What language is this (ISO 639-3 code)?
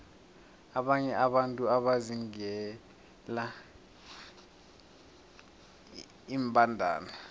nbl